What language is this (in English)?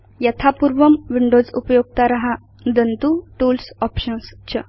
Sanskrit